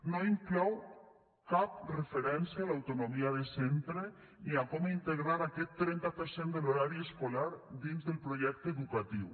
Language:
Catalan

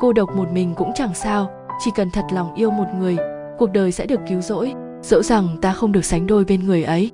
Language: Vietnamese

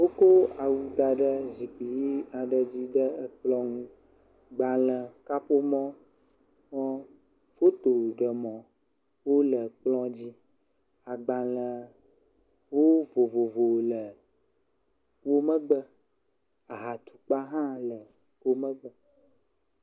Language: Ewe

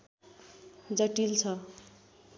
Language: Nepali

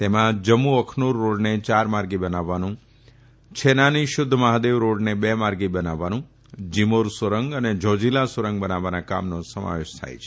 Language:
Gujarati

